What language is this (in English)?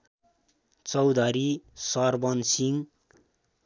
Nepali